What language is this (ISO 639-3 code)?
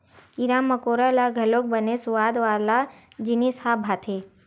hne